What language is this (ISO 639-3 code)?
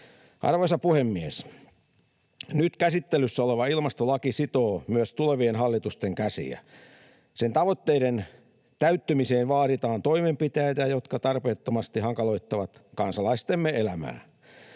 fin